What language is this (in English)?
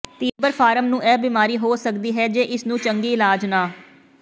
Punjabi